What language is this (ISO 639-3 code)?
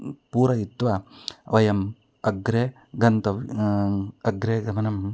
san